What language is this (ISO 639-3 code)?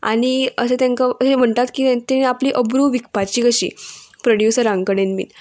kok